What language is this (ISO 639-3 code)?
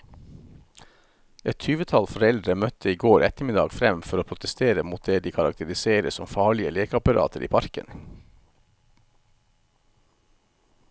nor